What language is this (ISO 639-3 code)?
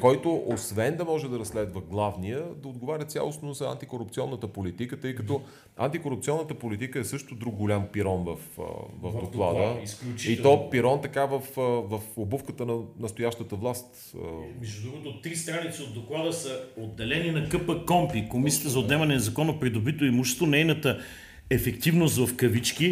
bul